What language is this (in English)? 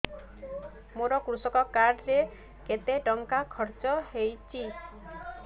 Odia